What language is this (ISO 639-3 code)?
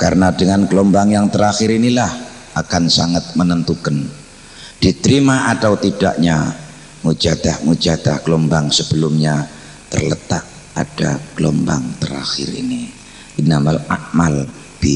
ind